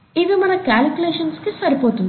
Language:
Telugu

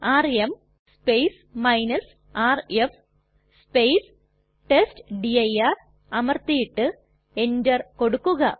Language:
Malayalam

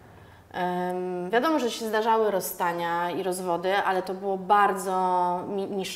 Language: Polish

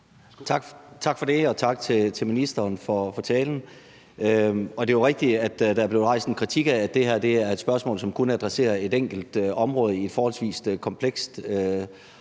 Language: Danish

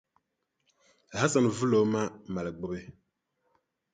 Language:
Dagbani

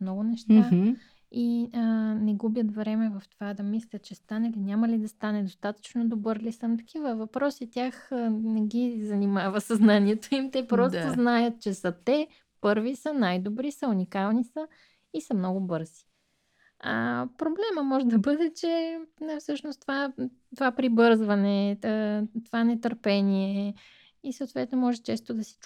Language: Bulgarian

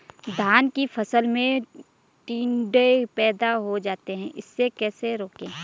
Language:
Hindi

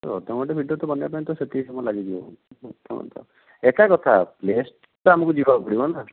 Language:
Odia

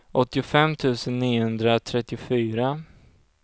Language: Swedish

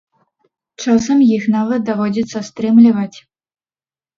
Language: Belarusian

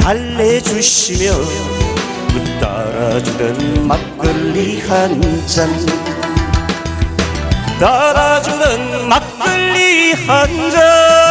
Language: Korean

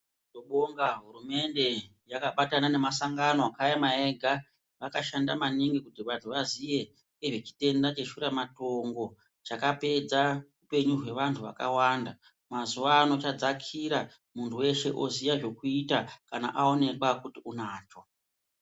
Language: Ndau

